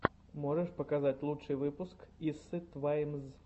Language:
Russian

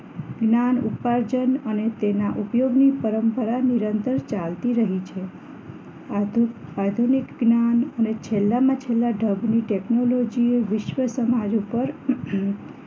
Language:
Gujarati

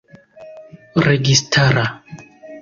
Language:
Esperanto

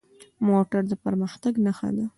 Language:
Pashto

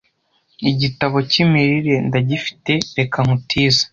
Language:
Kinyarwanda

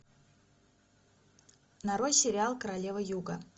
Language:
Russian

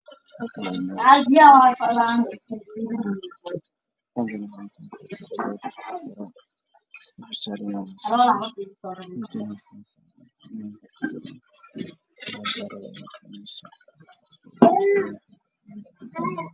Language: Somali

